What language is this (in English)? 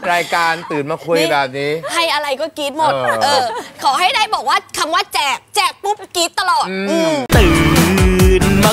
Thai